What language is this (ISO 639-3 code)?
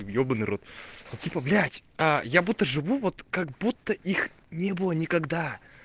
rus